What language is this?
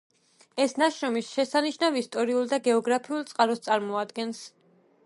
Georgian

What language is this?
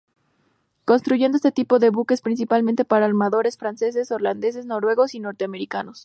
Spanish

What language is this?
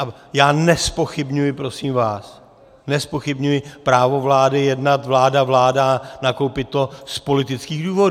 Czech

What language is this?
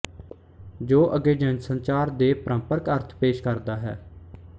Punjabi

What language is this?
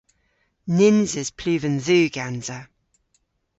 Cornish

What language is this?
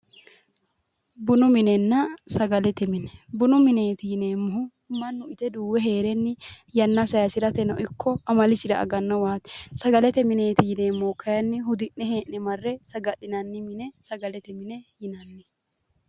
Sidamo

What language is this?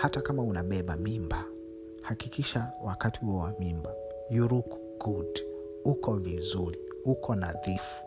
Swahili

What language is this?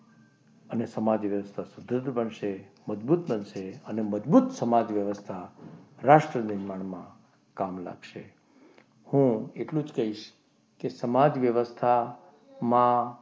Gujarati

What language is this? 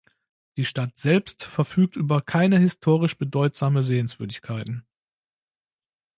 German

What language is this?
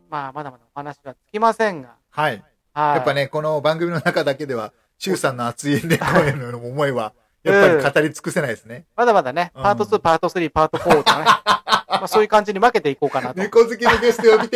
Japanese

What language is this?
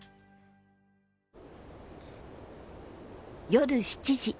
Japanese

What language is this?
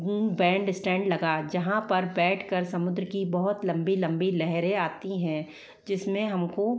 Hindi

